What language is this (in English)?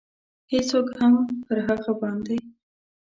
Pashto